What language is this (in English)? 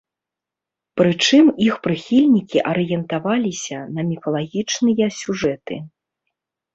Belarusian